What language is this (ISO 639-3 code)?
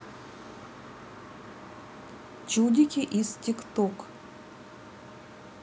rus